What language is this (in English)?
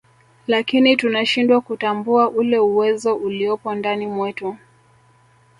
Swahili